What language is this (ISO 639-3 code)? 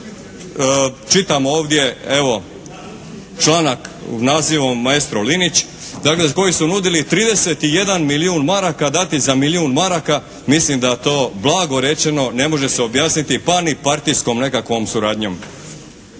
hrv